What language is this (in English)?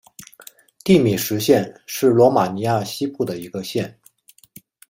Chinese